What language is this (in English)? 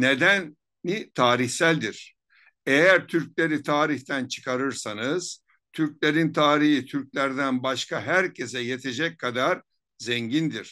Turkish